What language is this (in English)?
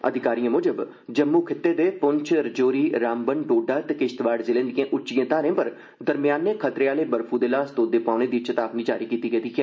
Dogri